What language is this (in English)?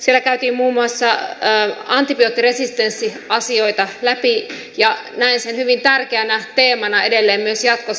Finnish